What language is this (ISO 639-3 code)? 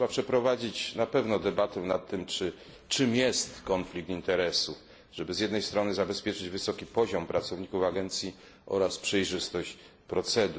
pol